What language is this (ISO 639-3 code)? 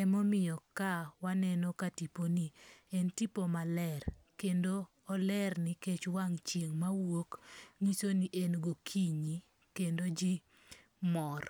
luo